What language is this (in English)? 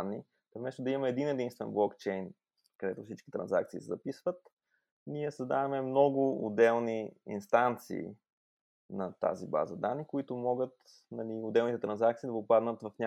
Bulgarian